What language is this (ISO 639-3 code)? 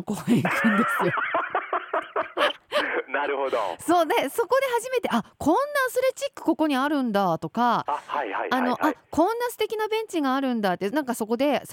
jpn